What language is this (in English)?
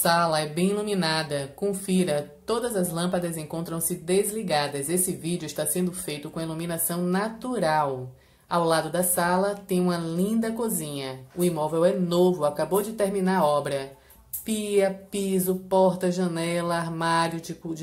Portuguese